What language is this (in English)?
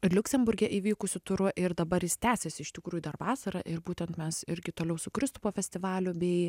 Lithuanian